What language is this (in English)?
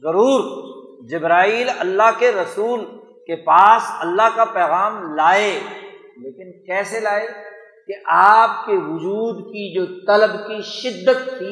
Urdu